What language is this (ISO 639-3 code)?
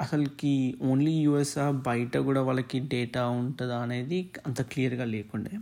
tel